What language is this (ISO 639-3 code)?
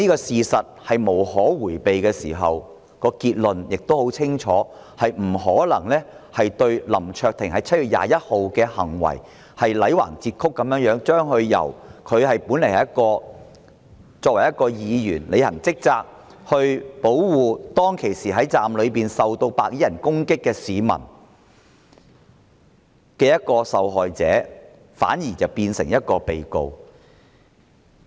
yue